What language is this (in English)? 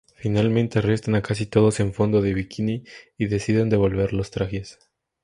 Spanish